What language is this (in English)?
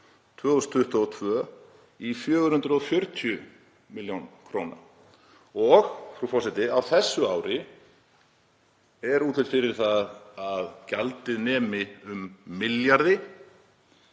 Icelandic